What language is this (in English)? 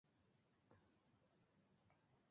Bangla